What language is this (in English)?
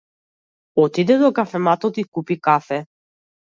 Macedonian